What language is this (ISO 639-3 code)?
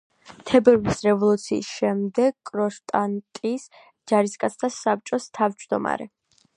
kat